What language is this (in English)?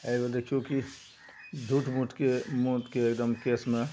Maithili